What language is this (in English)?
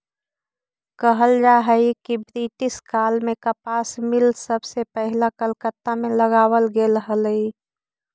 Magahi